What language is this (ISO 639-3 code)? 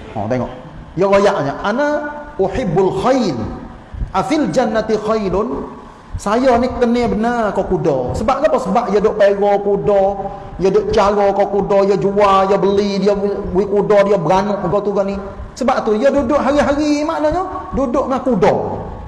msa